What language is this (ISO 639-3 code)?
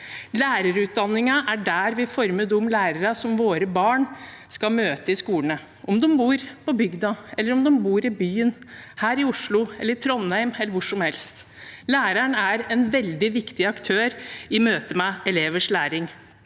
nor